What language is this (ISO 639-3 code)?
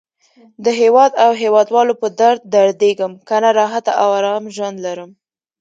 pus